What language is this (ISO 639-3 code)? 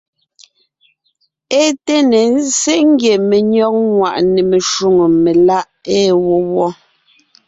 nnh